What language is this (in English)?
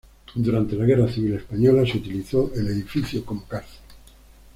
Spanish